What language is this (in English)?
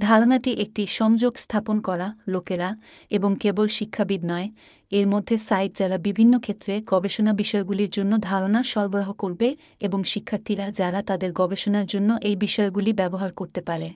Bangla